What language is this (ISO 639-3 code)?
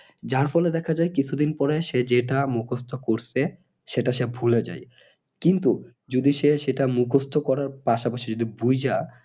ben